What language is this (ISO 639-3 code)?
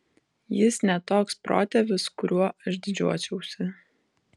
lit